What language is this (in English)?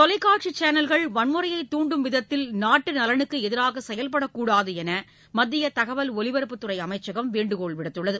Tamil